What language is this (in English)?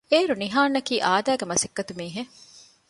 Divehi